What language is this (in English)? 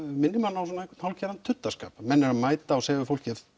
Icelandic